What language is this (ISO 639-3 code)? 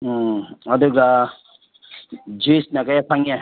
mni